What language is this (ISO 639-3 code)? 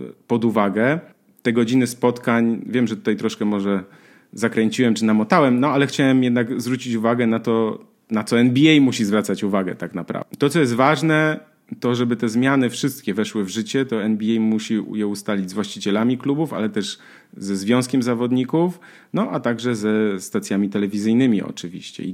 pol